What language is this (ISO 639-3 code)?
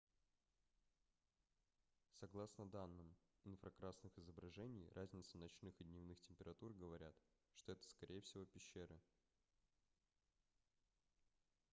rus